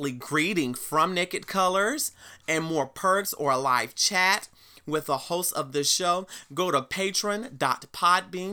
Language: English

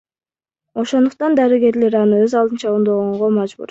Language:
Kyrgyz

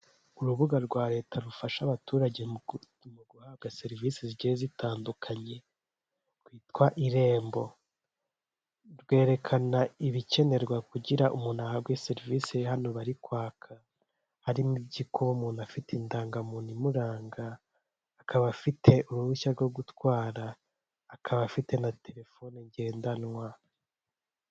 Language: Kinyarwanda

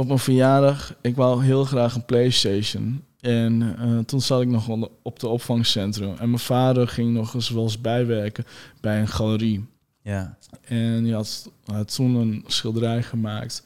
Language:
Dutch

